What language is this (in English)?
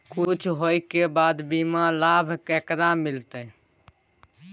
Maithili